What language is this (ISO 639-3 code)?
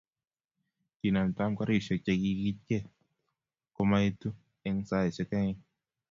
kln